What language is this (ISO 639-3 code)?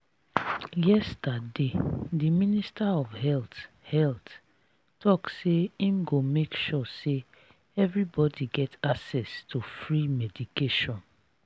pcm